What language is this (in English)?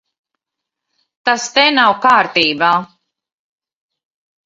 Latvian